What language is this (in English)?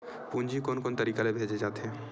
Chhattisgarhi